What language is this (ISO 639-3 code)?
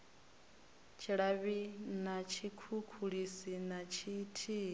ven